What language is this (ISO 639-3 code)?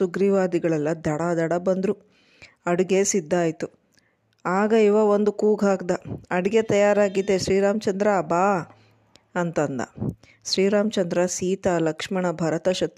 kan